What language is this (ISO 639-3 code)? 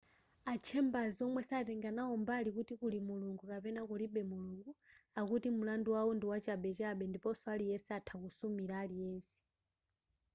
nya